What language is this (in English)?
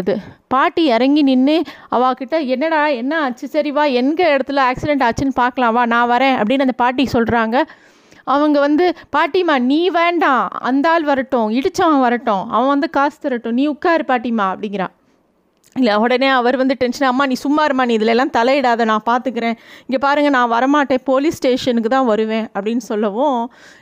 Tamil